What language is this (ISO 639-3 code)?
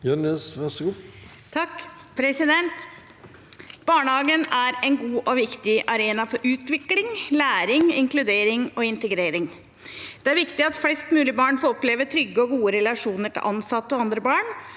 nor